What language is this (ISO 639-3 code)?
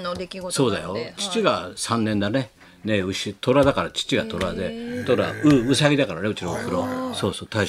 jpn